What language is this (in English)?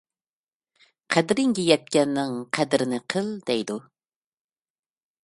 Uyghur